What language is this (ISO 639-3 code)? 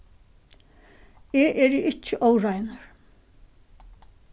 fao